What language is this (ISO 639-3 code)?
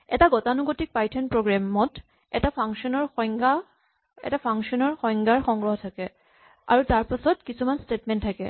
asm